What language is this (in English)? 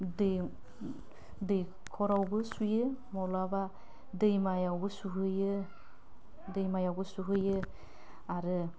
Bodo